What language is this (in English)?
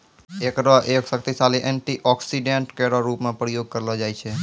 Maithili